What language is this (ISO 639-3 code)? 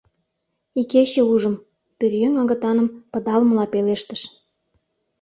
chm